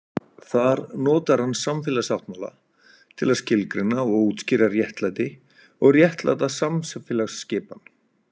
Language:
Icelandic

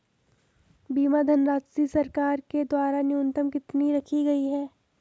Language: Hindi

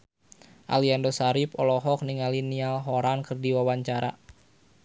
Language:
Sundanese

